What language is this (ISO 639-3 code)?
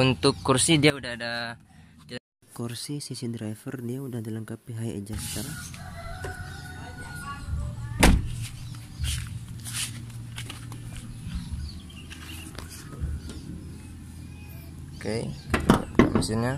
ind